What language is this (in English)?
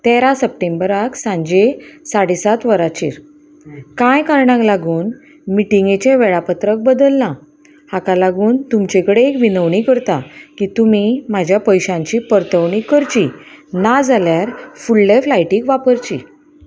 Konkani